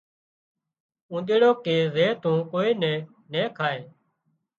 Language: Wadiyara Koli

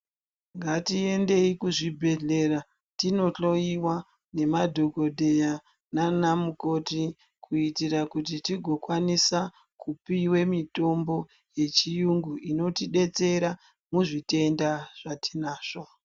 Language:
Ndau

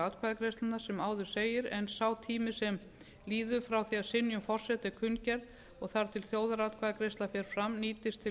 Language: Icelandic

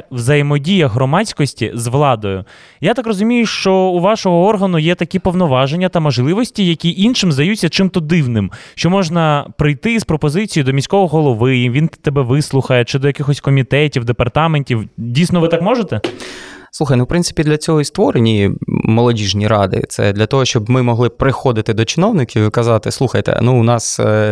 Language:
Ukrainian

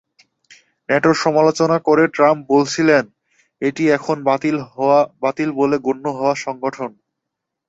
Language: Bangla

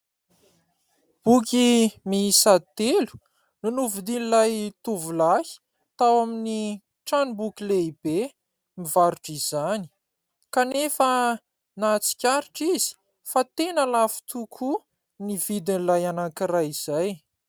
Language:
Malagasy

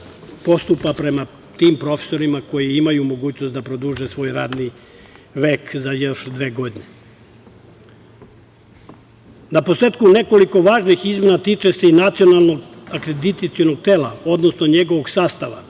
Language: Serbian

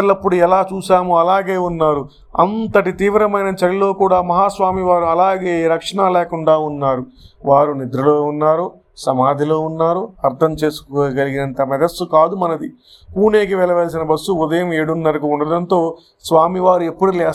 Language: Telugu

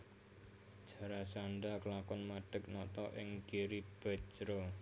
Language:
Javanese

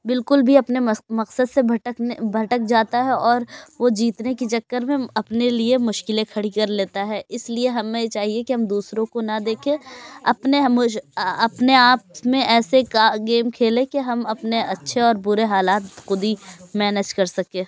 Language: Urdu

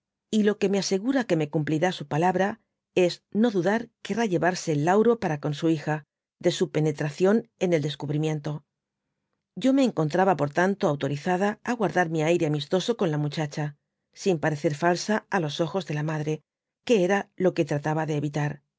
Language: Spanish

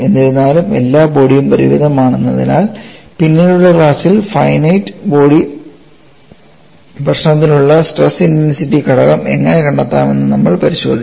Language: Malayalam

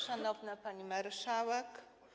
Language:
Polish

